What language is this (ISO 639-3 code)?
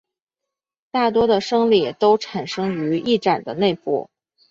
zho